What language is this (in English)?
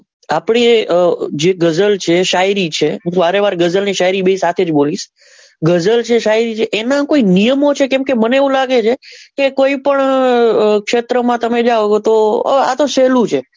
Gujarati